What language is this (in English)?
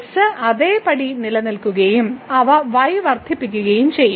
Malayalam